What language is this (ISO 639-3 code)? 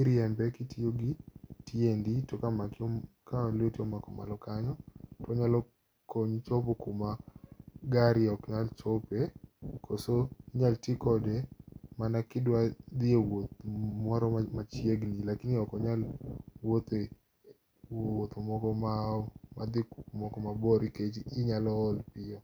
luo